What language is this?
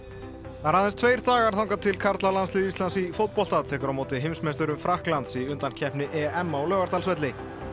Icelandic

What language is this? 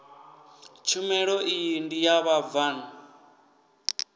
Venda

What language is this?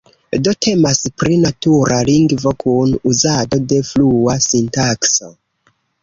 Esperanto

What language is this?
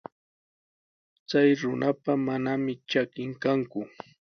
Sihuas Ancash Quechua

